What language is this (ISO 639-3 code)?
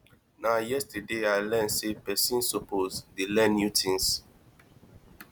pcm